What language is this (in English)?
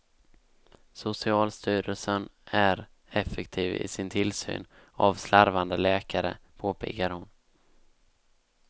Swedish